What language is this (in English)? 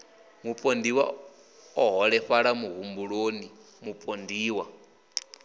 Venda